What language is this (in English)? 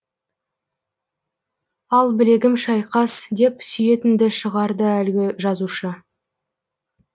Kazakh